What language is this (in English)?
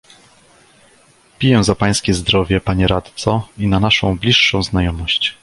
Polish